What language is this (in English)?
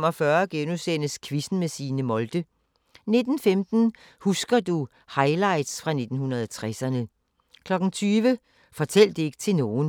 Danish